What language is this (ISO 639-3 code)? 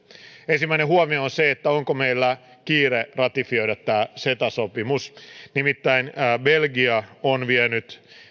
fin